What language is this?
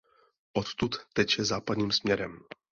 Czech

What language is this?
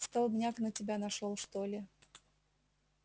Russian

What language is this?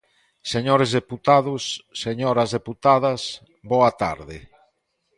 Galician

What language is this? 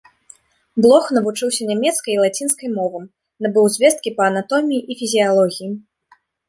Belarusian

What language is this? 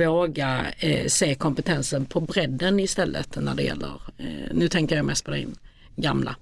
Swedish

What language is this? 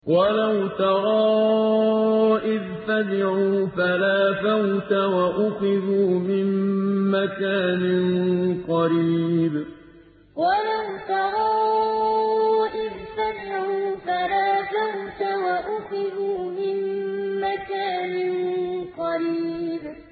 Arabic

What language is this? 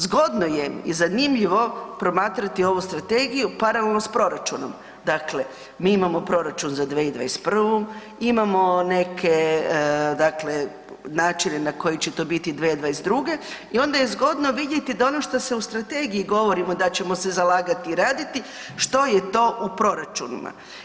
Croatian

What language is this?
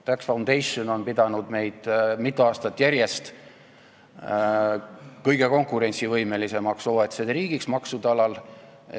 Estonian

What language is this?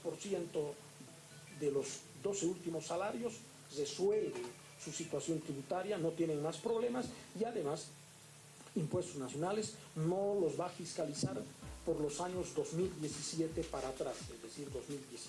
Spanish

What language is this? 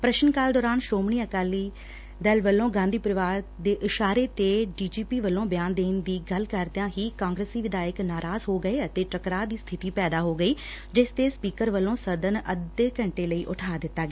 Punjabi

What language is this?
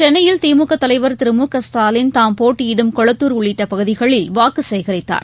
Tamil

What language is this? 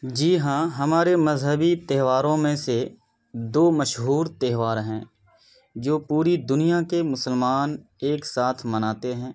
Urdu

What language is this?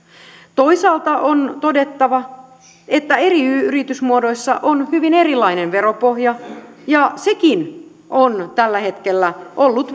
Finnish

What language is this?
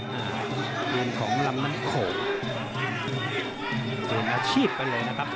Thai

